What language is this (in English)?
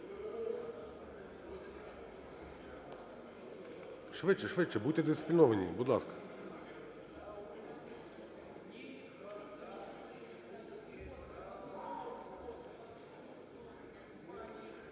Ukrainian